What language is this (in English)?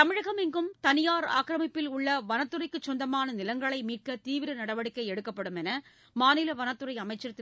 Tamil